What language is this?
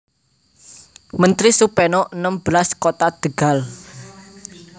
Javanese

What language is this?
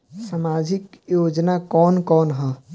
Bhojpuri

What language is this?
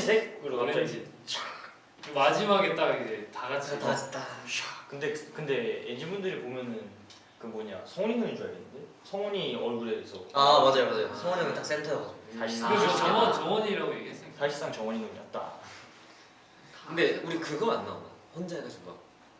Korean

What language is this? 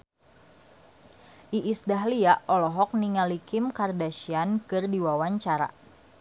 Sundanese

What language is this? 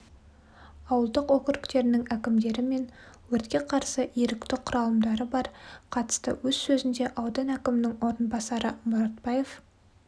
Kazakh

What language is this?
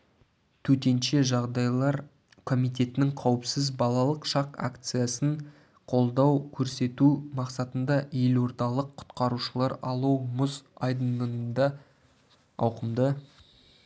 Kazakh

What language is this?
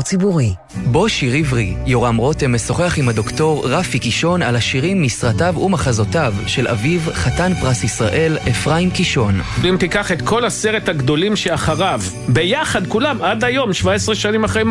Hebrew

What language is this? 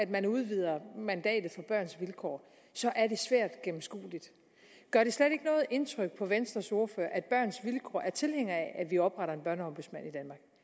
Danish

